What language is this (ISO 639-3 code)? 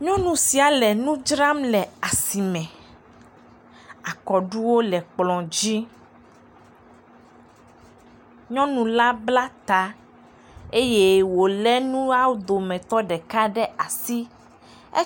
ewe